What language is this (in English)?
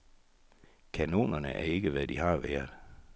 Danish